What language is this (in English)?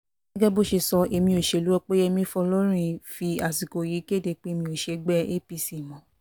Yoruba